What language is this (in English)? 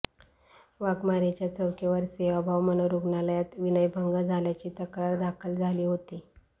Marathi